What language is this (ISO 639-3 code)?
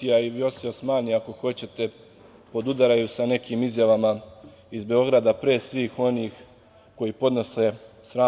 srp